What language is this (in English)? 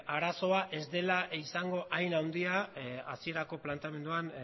Basque